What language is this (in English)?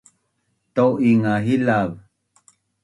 Bunun